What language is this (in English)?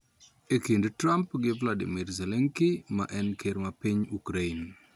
Luo (Kenya and Tanzania)